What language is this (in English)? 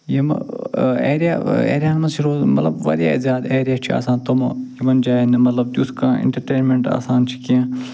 Kashmiri